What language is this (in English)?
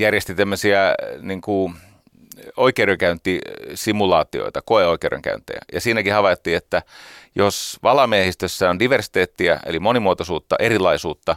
Finnish